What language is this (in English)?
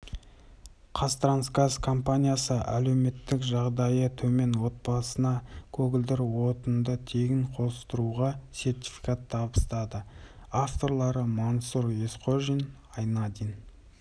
Kazakh